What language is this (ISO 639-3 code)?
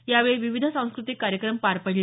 mar